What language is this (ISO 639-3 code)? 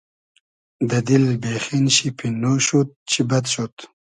haz